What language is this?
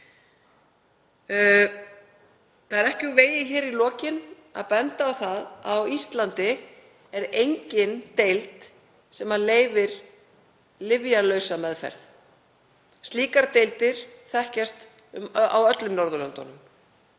Icelandic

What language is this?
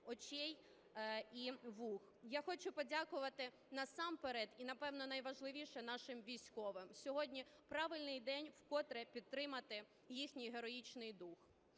Ukrainian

